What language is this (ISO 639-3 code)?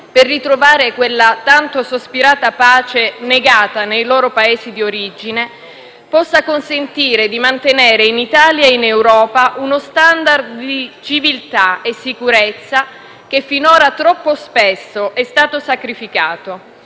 ita